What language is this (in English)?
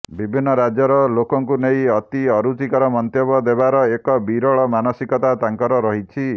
Odia